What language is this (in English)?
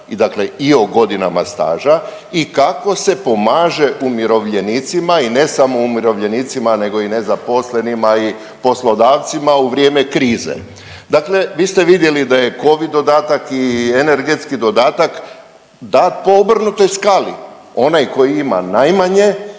Croatian